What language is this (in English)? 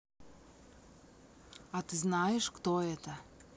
Russian